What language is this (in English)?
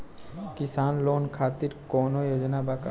Bhojpuri